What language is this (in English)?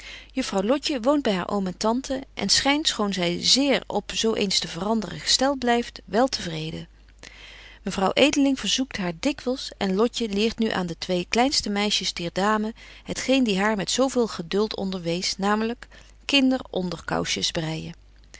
Dutch